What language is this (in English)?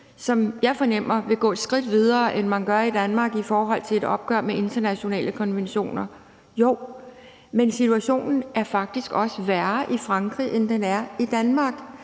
Danish